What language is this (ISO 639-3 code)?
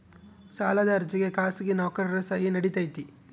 kan